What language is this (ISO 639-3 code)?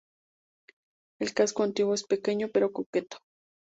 spa